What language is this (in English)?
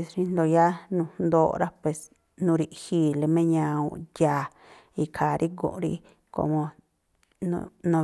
Tlacoapa Me'phaa